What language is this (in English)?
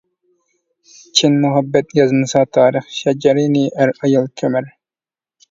Uyghur